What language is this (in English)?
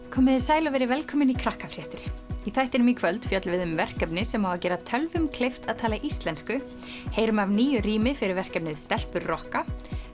Icelandic